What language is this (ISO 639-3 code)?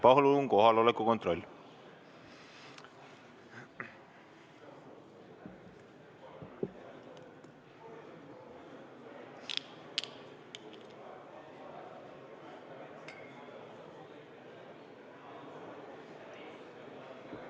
est